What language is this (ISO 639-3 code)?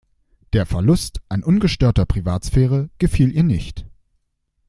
deu